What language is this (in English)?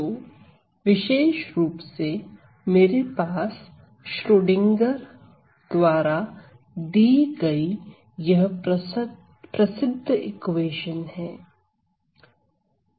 Hindi